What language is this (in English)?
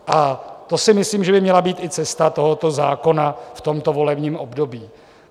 Czech